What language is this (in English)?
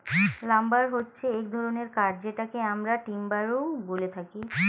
Bangla